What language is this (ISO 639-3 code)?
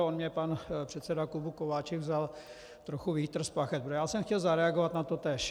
ces